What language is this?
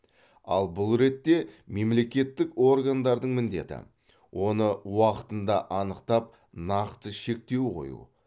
Kazakh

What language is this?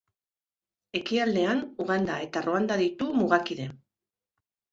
Basque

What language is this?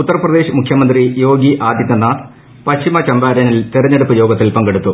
Malayalam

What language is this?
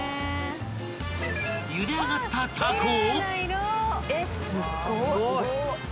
Japanese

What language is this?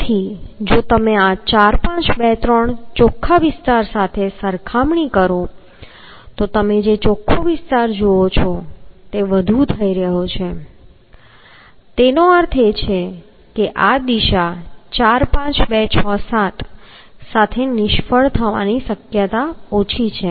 Gujarati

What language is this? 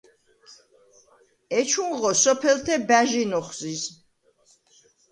Svan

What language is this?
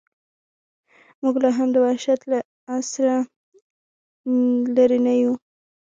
Pashto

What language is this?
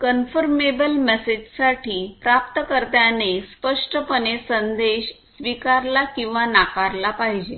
Marathi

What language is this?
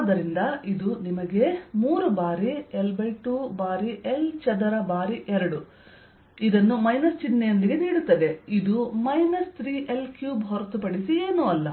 Kannada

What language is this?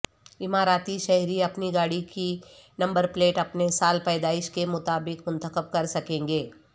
Urdu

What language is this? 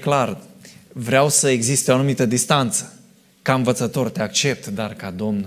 Romanian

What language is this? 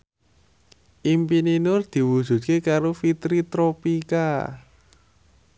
Javanese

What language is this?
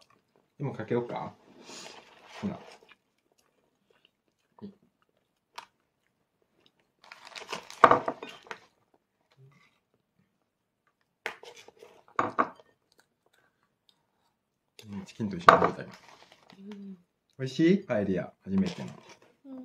Japanese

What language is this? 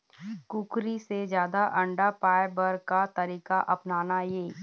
Chhattisgarhi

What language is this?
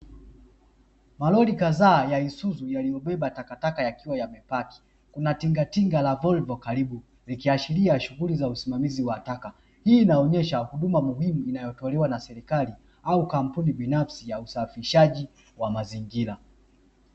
Swahili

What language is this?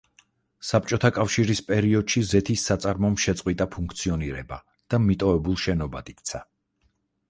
Georgian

